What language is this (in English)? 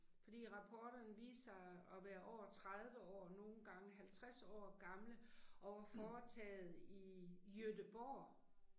Danish